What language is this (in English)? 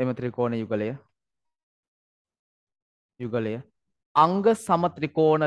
Indonesian